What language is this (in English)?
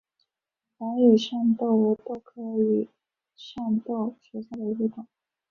Chinese